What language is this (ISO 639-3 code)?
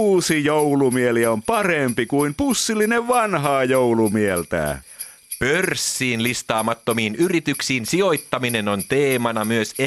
fin